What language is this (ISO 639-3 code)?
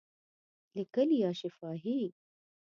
pus